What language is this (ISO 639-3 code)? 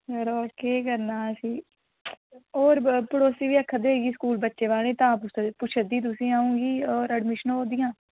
doi